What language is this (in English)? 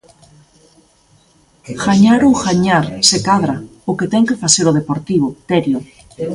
Galician